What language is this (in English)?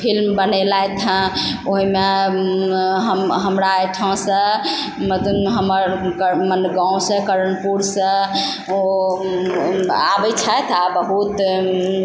Maithili